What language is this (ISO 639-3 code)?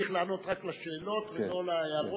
heb